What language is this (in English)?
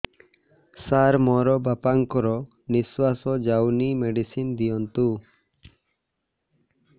Odia